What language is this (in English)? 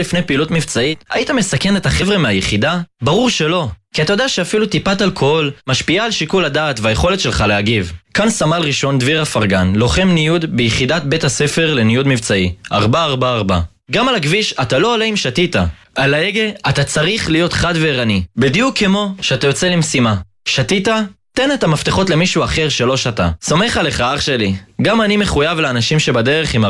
Hebrew